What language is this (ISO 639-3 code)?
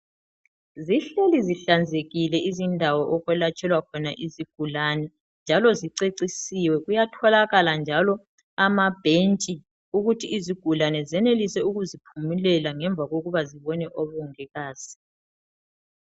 nde